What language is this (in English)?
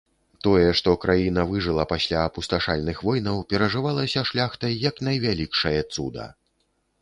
Belarusian